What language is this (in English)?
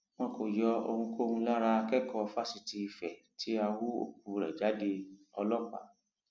Yoruba